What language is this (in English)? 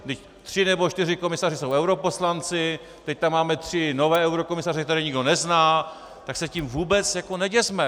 Czech